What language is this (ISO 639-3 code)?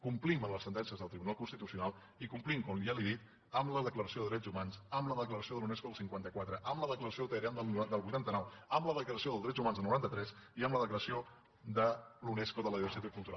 cat